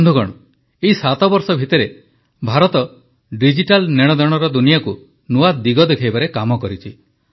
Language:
Odia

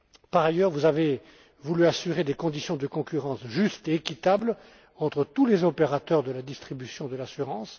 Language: French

